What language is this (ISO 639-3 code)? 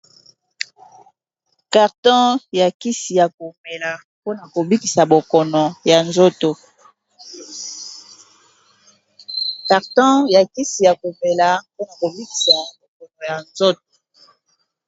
lin